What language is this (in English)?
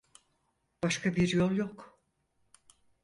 Turkish